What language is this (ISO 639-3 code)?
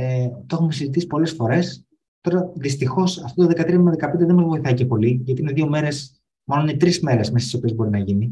ell